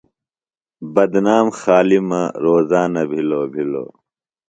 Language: Phalura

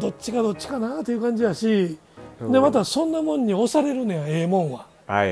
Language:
Japanese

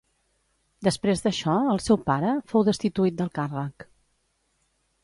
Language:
Catalan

